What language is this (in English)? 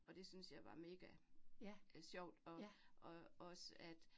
Danish